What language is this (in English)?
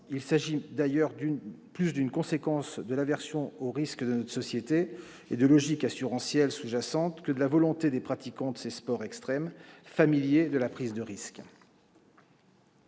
French